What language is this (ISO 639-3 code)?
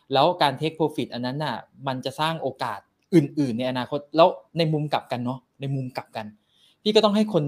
tha